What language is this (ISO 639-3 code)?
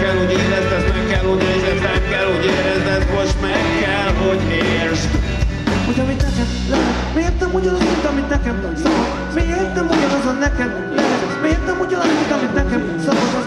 hun